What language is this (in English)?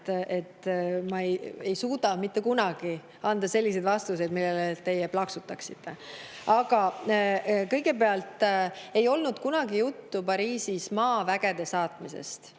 Estonian